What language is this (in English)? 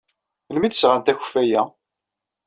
Kabyle